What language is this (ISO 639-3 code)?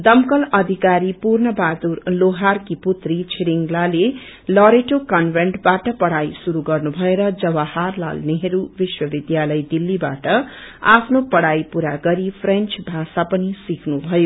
nep